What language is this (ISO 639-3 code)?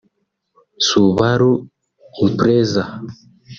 kin